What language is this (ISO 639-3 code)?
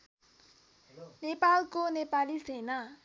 nep